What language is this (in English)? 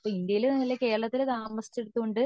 Malayalam